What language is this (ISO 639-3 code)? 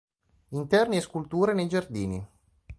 ita